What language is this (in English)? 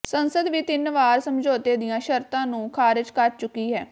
Punjabi